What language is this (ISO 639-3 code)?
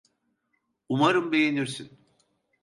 tur